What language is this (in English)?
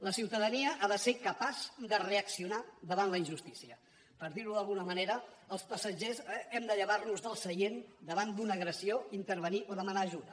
Catalan